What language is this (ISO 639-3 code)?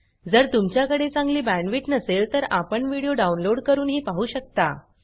mar